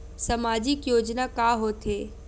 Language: Chhattisgarhi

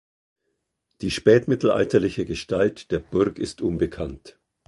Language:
German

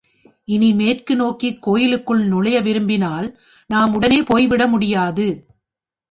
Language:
Tamil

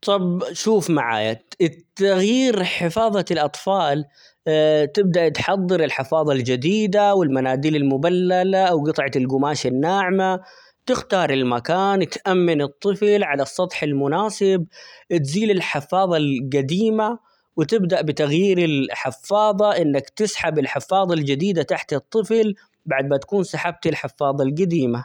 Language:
Omani Arabic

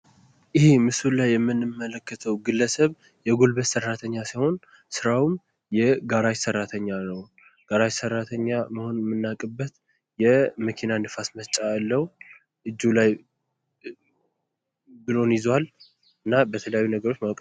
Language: Amharic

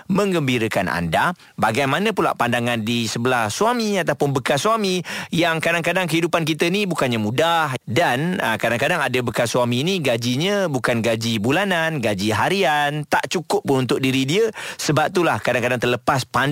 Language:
Malay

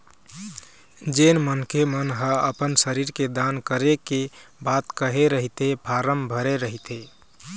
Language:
Chhattisgarhi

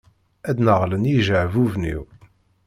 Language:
Kabyle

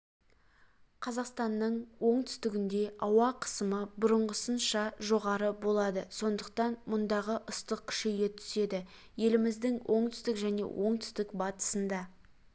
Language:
Kazakh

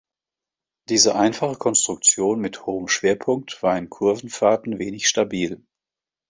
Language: German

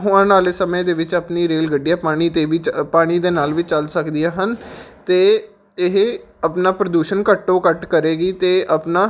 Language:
Punjabi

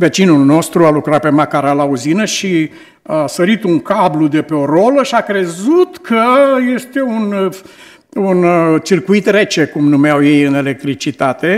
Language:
Romanian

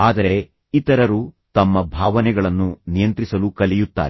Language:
Kannada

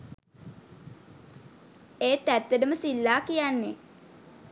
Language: Sinhala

